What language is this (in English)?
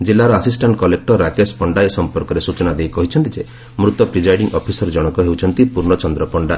Odia